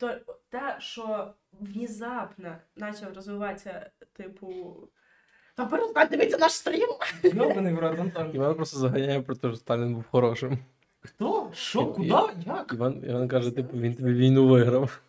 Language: Ukrainian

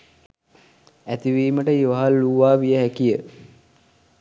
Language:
Sinhala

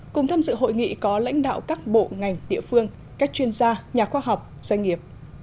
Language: Vietnamese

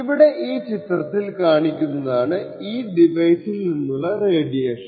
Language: Malayalam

